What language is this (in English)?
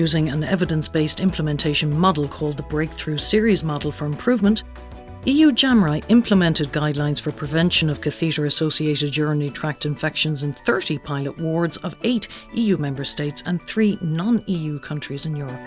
English